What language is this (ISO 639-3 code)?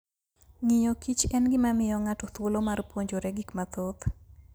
luo